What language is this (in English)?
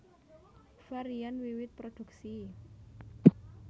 Javanese